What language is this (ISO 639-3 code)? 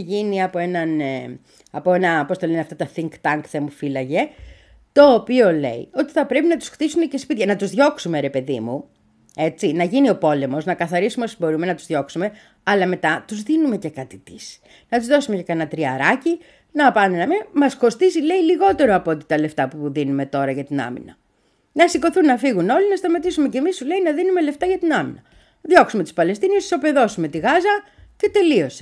ell